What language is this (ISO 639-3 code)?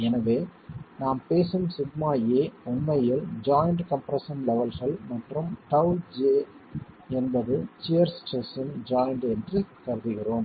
tam